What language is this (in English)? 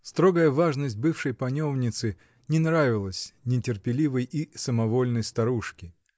Russian